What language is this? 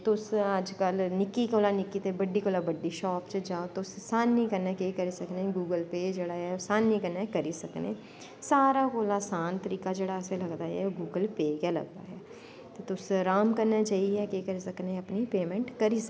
Dogri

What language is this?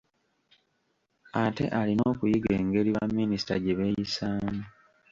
Ganda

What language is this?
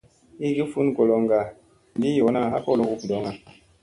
Musey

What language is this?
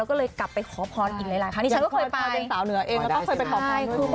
Thai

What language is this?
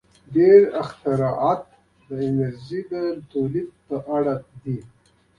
Pashto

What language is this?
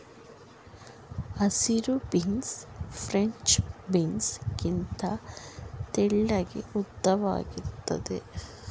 Kannada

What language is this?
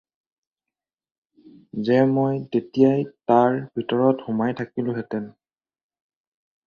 Assamese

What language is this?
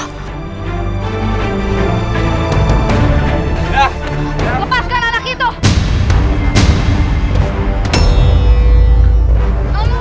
Indonesian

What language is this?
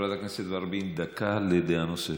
Hebrew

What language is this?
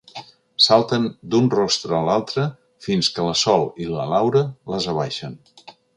Catalan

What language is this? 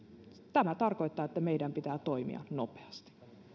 Finnish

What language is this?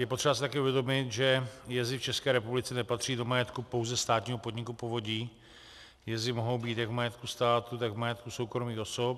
Czech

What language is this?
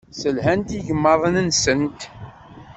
Kabyle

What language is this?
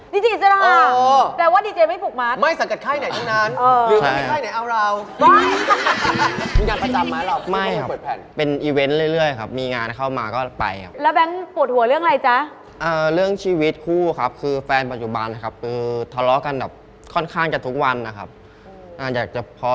Thai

